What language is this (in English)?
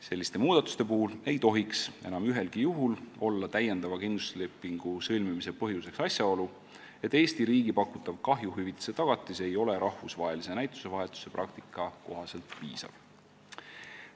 Estonian